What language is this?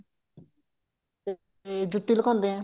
Punjabi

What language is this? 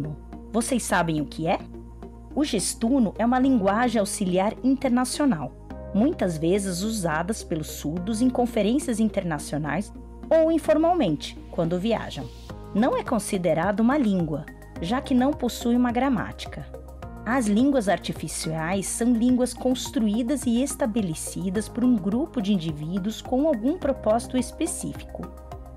Portuguese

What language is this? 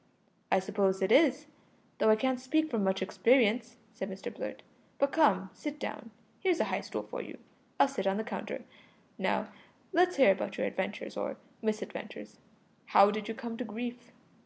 English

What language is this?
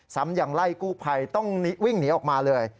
Thai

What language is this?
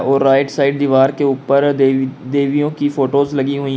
Hindi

